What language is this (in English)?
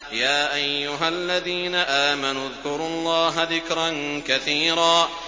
Arabic